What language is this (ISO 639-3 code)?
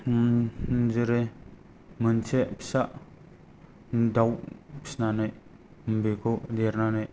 brx